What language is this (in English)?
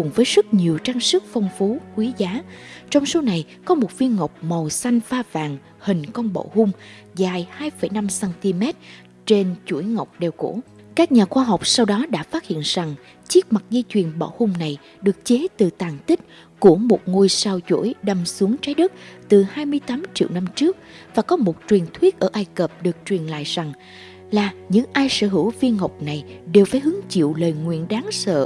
Vietnamese